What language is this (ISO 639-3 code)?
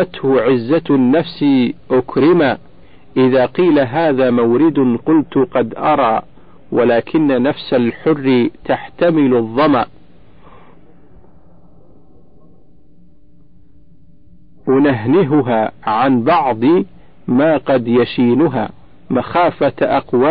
ara